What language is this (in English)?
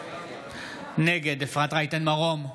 Hebrew